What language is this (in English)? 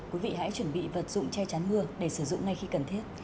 Vietnamese